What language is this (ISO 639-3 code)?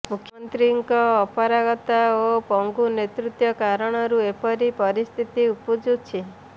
ori